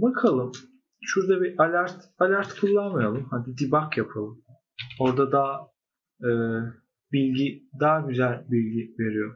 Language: Turkish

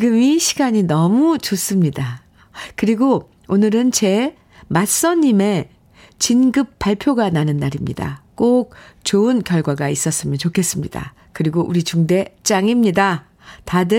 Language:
Korean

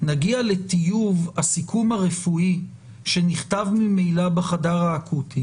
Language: Hebrew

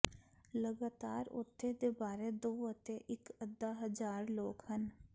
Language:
Punjabi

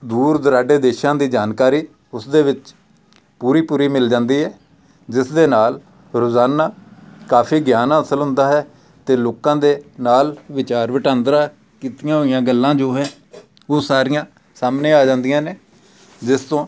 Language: Punjabi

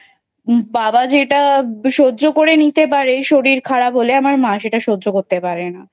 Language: Bangla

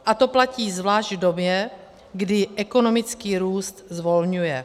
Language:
Czech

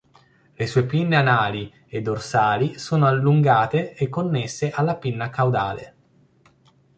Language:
Italian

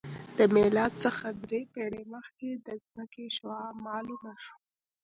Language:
Pashto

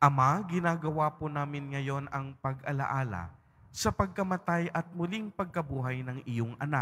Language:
Filipino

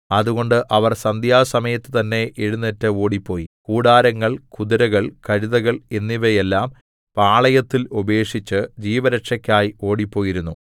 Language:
Malayalam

